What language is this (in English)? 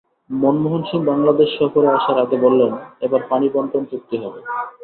Bangla